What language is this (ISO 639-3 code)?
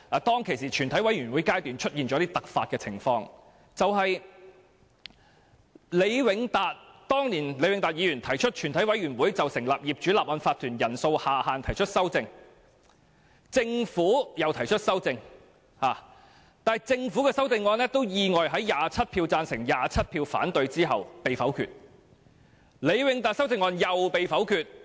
yue